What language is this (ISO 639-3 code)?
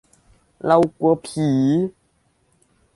tha